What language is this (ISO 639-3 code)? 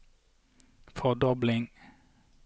nor